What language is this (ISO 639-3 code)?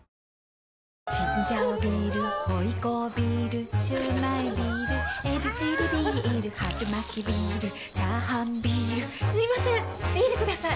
jpn